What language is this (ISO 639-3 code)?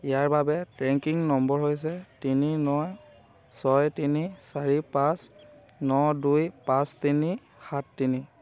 asm